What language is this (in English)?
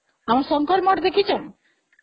Odia